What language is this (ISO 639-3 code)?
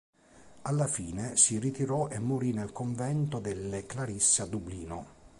ita